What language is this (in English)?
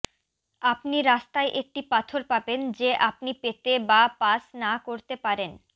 Bangla